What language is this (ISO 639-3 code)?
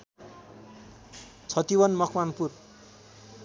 nep